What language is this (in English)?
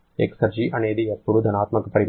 Telugu